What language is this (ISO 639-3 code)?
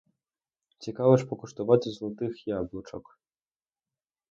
ukr